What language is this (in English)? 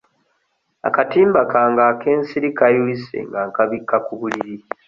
Ganda